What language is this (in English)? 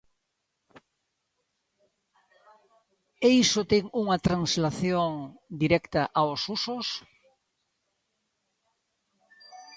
Galician